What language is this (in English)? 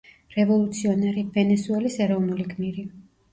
Georgian